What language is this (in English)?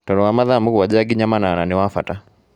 Kikuyu